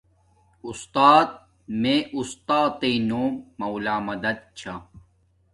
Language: Domaaki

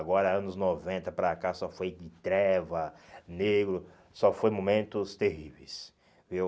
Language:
Portuguese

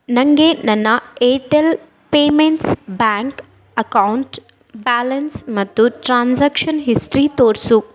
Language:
Kannada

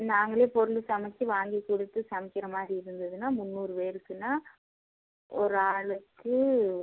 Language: Tamil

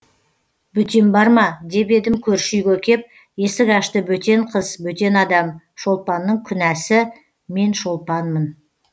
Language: Kazakh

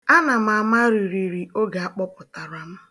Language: Igbo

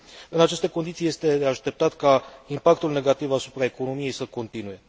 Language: Romanian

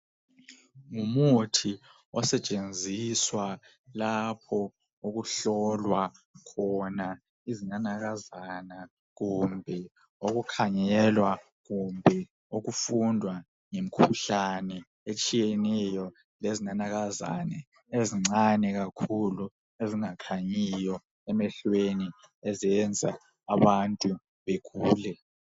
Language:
North Ndebele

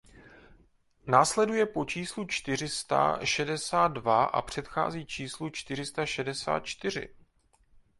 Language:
Czech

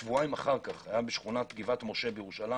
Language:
Hebrew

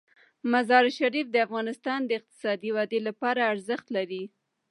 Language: Pashto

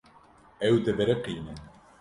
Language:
Kurdish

